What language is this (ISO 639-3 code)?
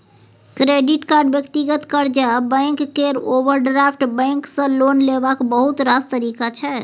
mai